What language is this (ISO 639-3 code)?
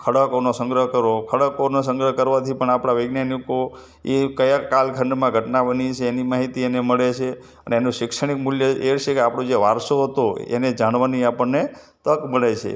guj